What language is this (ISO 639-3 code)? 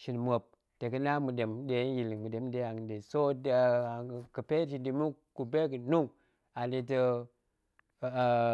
ank